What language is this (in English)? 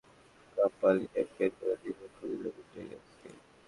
Bangla